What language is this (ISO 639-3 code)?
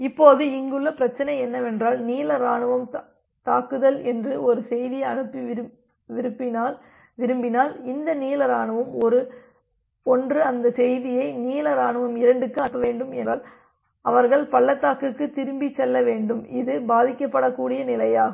tam